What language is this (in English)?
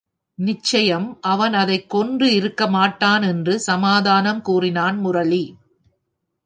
Tamil